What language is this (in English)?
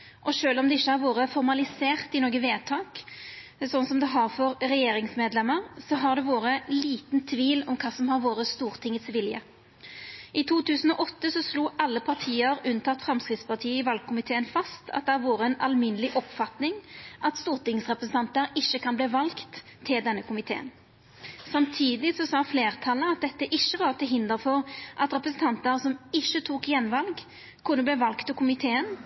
Norwegian Nynorsk